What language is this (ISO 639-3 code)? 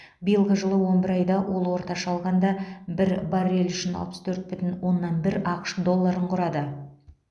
kaz